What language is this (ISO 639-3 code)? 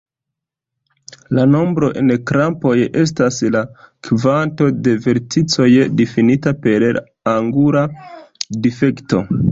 epo